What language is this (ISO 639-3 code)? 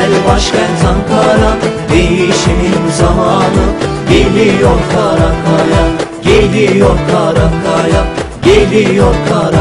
tur